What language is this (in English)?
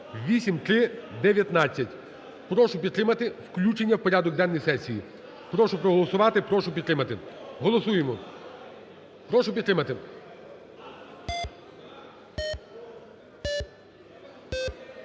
Ukrainian